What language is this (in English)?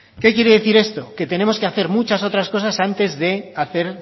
Spanish